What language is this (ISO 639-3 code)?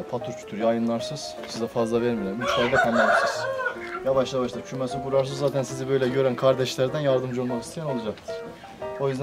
tur